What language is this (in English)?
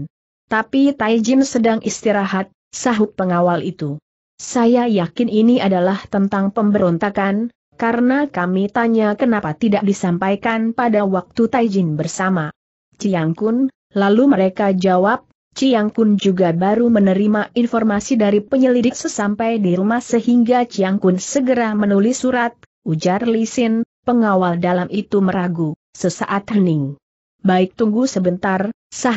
Indonesian